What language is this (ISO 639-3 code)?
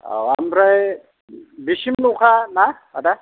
brx